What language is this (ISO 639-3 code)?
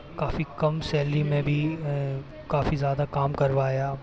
hin